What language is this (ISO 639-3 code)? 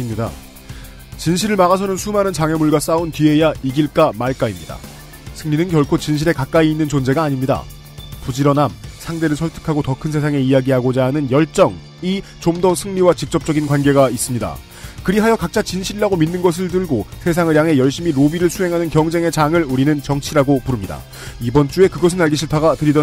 kor